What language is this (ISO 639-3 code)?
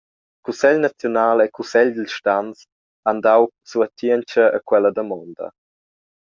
roh